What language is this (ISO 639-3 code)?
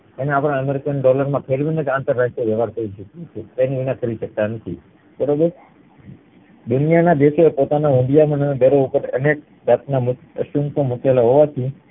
guj